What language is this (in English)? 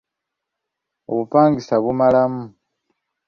Ganda